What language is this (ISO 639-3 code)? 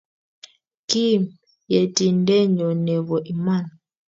kln